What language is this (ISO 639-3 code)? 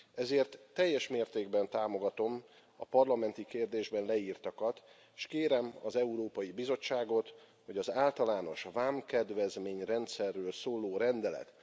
hun